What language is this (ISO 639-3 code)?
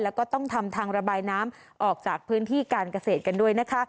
tha